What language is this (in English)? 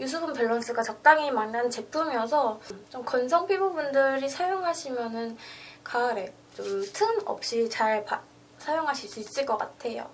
Korean